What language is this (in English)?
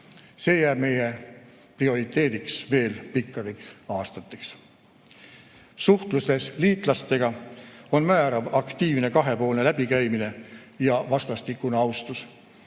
Estonian